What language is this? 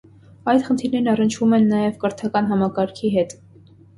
Armenian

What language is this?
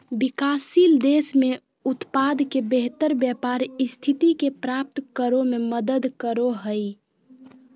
Magahi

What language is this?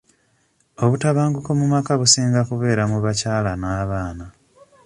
Ganda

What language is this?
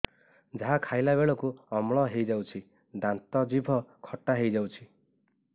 Odia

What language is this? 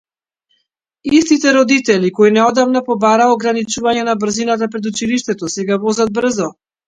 Macedonian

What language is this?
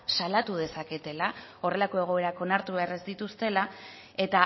Basque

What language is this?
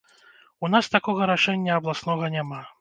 Belarusian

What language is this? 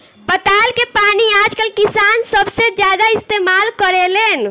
Bhojpuri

